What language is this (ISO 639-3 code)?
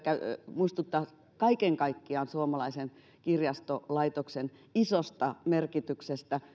fin